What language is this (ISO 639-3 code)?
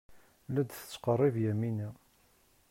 kab